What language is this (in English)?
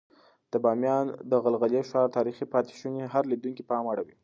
Pashto